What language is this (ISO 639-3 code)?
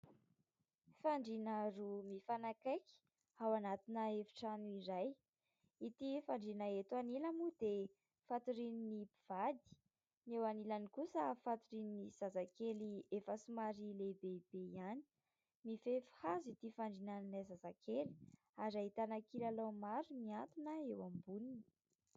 mlg